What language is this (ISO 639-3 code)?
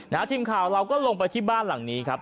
tha